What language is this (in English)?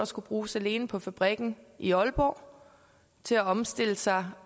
Danish